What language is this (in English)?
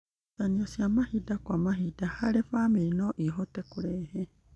Kikuyu